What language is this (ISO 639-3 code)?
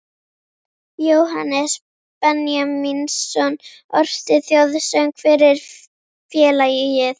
isl